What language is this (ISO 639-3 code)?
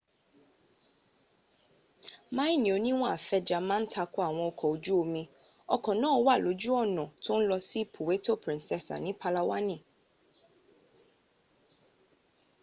yor